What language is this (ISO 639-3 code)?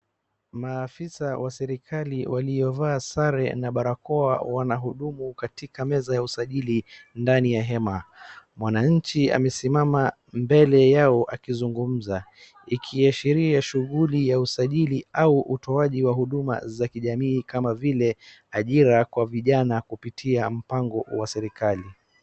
swa